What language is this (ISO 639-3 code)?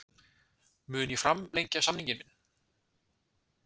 isl